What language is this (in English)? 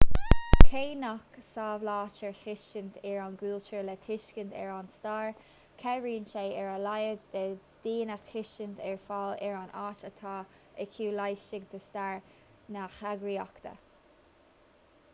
Irish